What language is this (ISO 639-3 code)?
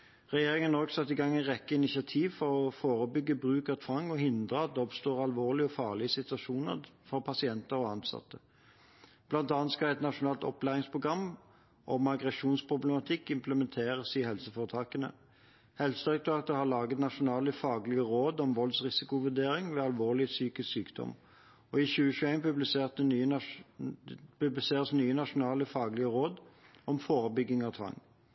nob